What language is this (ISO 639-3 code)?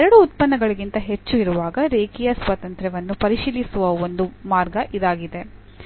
kan